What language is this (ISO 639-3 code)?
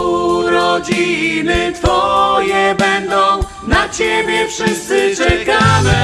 pol